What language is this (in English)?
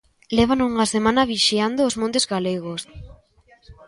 Galician